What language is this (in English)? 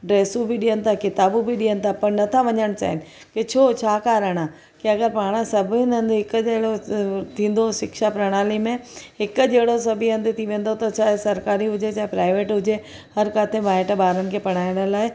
Sindhi